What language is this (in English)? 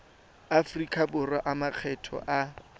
Tswana